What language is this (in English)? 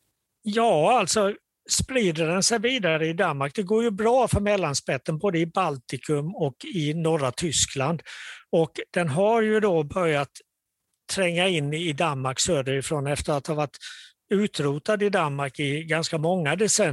Swedish